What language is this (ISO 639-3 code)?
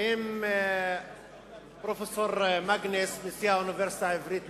heb